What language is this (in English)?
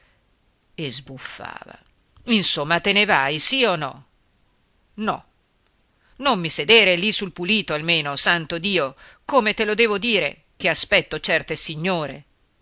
Italian